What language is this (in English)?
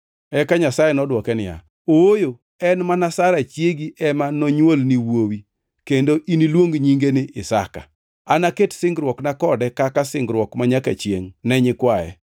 Luo (Kenya and Tanzania)